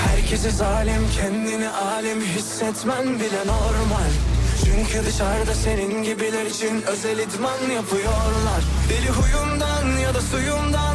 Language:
Turkish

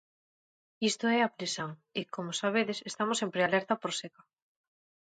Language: Galician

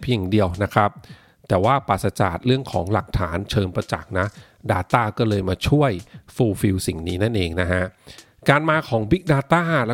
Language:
Thai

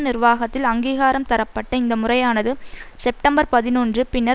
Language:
Tamil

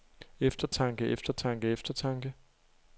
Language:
Danish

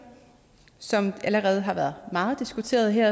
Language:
Danish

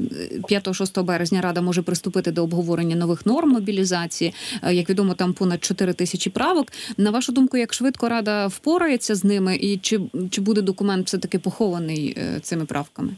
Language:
Ukrainian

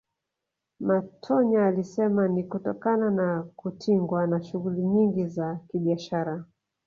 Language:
Swahili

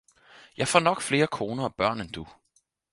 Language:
Danish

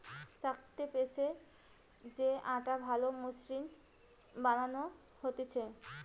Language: Bangla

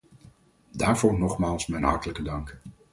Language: Dutch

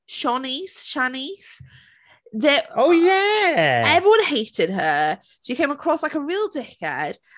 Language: Welsh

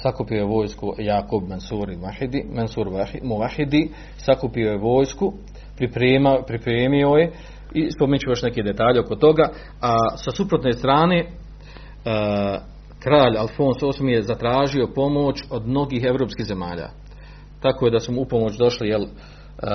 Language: Croatian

